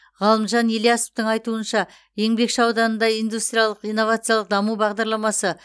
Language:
Kazakh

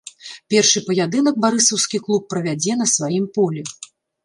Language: Belarusian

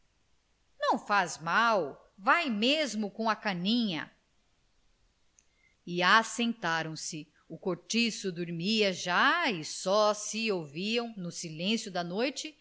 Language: Portuguese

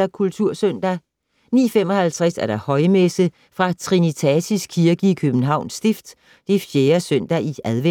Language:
Danish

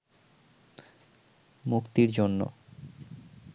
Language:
Bangla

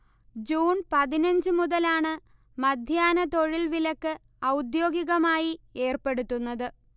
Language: Malayalam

